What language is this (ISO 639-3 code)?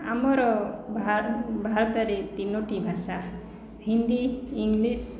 ori